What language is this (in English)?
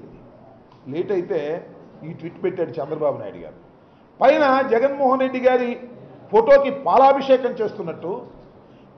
Telugu